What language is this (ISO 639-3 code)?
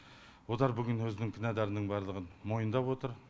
kaz